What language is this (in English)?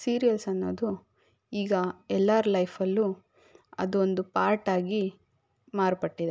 Kannada